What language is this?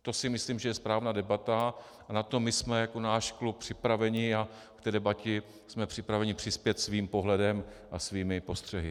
Czech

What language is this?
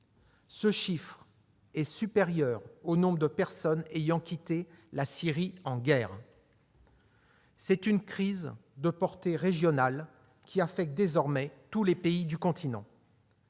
French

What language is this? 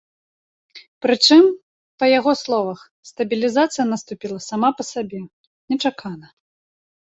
Belarusian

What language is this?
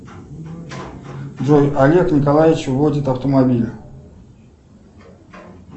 Russian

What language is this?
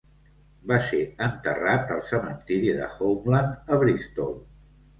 Catalan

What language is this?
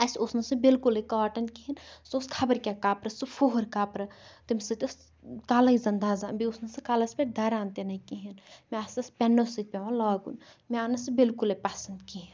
Kashmiri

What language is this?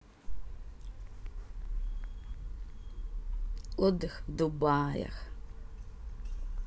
Russian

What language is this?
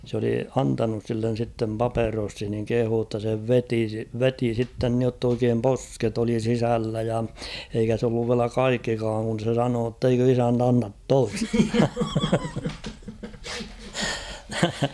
Finnish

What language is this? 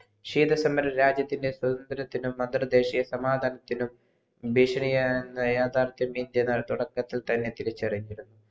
Malayalam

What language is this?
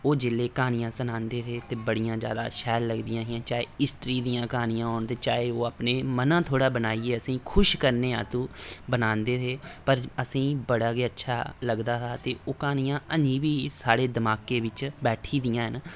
Dogri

